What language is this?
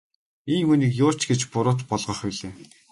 Mongolian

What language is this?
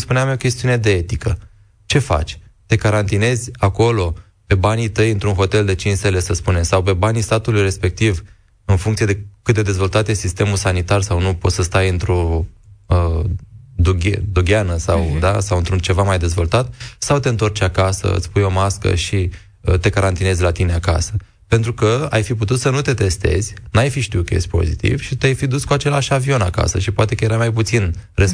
Romanian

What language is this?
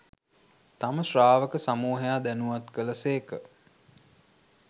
Sinhala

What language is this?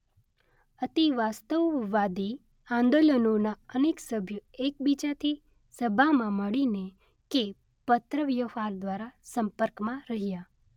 Gujarati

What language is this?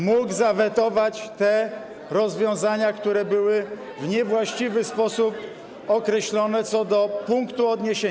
Polish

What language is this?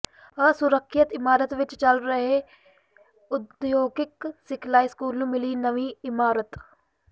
Punjabi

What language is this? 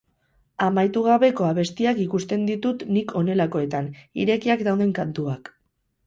Basque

